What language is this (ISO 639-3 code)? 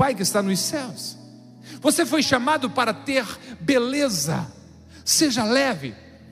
por